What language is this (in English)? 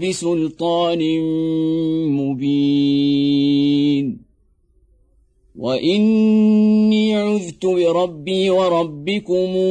Arabic